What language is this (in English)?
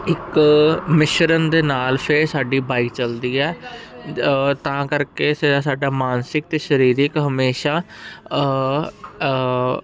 Punjabi